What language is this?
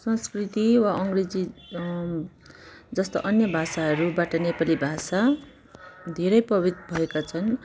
Nepali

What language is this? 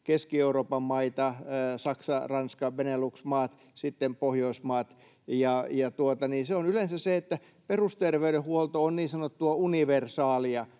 Finnish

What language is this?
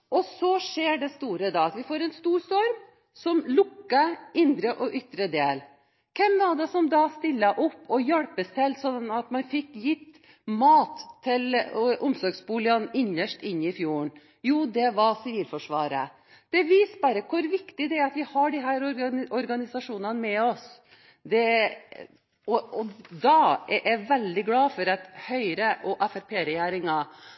Norwegian Bokmål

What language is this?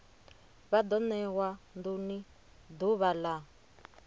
Venda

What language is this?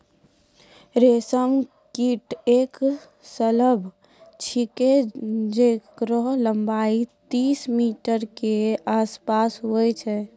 Maithili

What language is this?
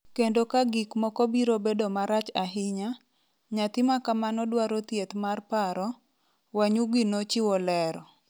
Luo (Kenya and Tanzania)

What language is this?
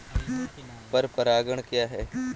Hindi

